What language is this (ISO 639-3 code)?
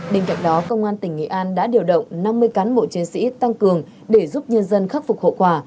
vie